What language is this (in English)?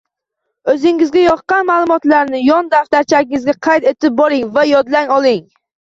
Uzbek